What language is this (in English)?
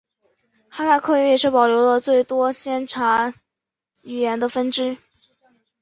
Chinese